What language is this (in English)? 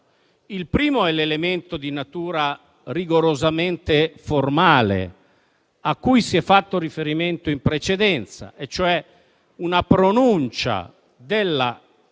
Italian